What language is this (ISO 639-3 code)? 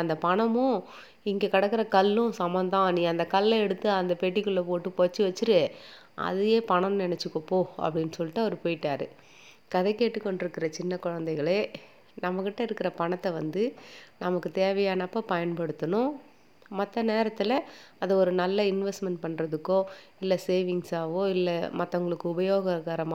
tam